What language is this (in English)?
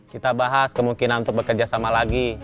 Indonesian